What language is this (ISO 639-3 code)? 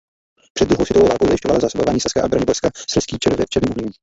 ces